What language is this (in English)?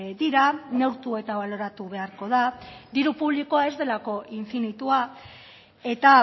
Basque